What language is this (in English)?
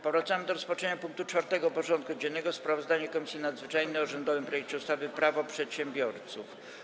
Polish